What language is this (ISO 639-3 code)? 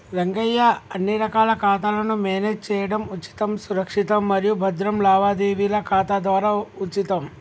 tel